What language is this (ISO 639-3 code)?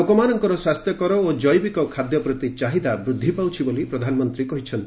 ori